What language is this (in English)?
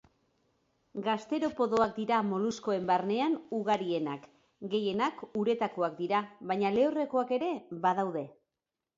Basque